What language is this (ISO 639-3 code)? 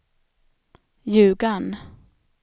swe